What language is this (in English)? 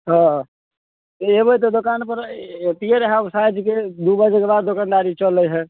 Maithili